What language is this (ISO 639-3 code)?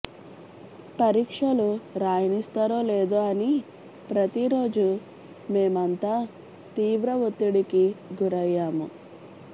tel